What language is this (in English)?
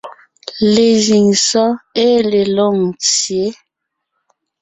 Ngiemboon